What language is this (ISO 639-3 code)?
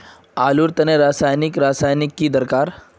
mag